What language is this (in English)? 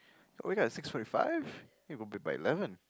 English